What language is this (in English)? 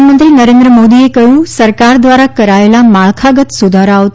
Gujarati